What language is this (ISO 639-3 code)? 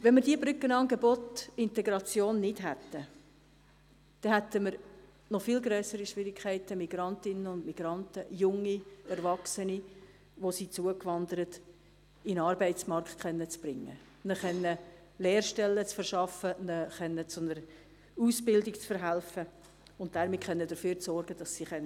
gsw